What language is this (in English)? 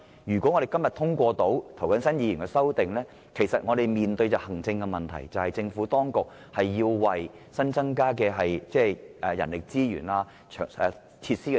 Cantonese